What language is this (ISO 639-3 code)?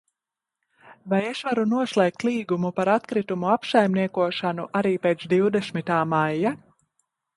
lav